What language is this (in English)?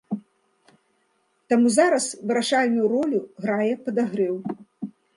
Belarusian